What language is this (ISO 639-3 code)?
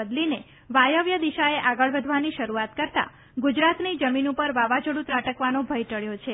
guj